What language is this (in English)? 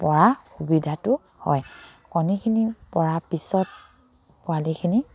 Assamese